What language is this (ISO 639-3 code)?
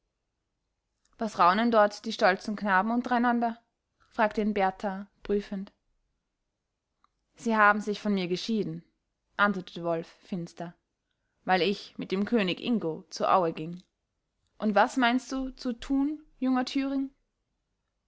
deu